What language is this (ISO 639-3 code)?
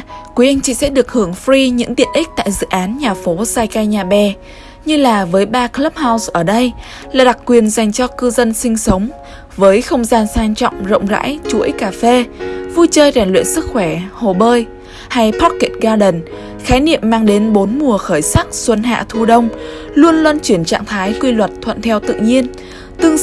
vie